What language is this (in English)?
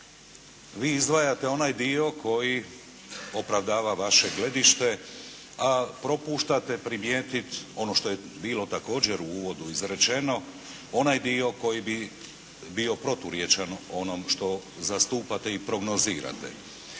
Croatian